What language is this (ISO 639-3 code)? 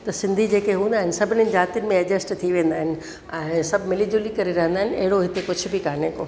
snd